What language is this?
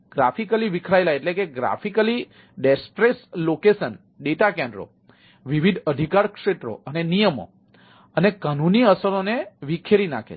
Gujarati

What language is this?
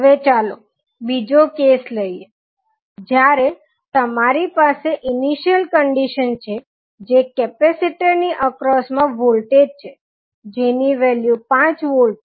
Gujarati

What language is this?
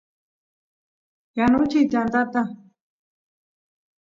Santiago del Estero Quichua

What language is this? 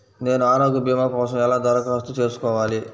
Telugu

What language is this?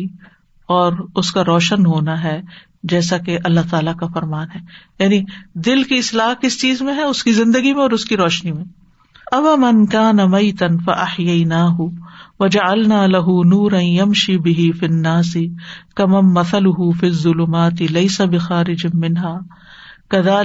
Urdu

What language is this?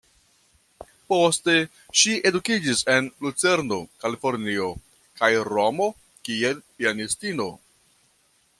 Esperanto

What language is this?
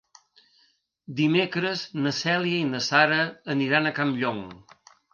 Catalan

